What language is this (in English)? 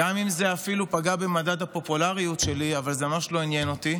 Hebrew